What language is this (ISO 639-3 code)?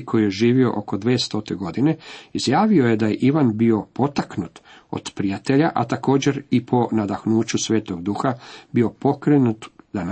hrv